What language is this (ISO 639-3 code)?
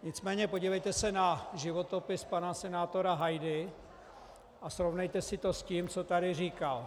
ces